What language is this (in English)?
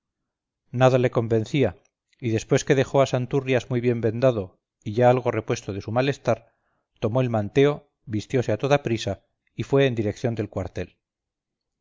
Spanish